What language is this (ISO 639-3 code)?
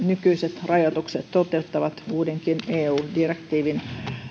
fin